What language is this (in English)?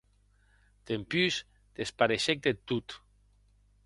Occitan